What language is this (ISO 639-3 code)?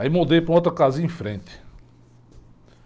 por